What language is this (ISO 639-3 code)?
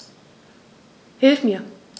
deu